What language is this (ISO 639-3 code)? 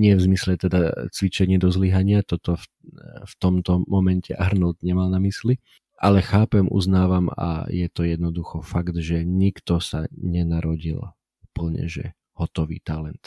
slk